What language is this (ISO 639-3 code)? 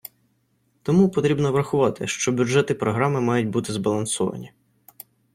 ukr